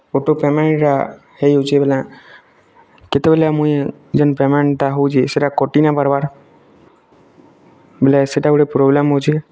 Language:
Odia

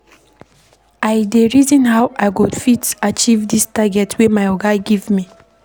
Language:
Nigerian Pidgin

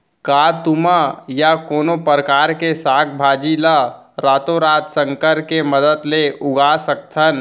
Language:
Chhattisgarhi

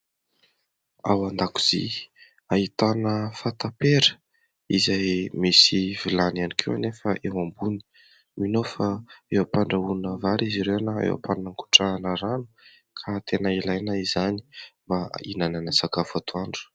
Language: Malagasy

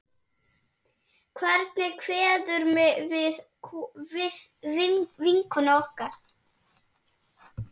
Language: Icelandic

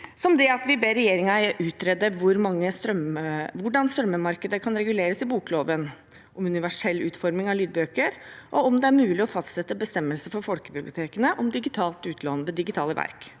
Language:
Norwegian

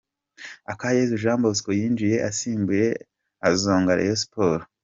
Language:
Kinyarwanda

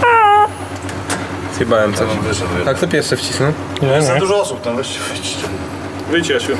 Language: Polish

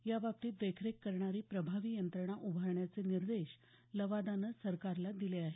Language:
Marathi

